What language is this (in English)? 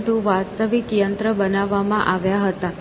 Gujarati